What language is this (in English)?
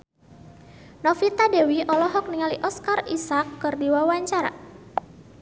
Sundanese